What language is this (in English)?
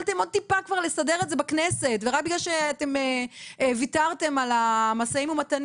Hebrew